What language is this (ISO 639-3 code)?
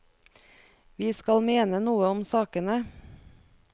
nor